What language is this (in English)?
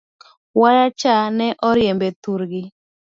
Luo (Kenya and Tanzania)